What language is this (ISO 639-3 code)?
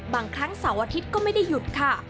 tha